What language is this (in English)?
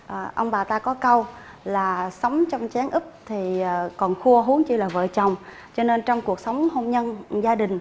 Vietnamese